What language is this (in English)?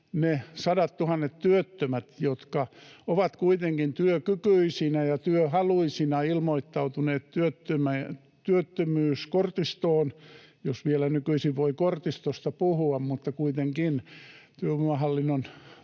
Finnish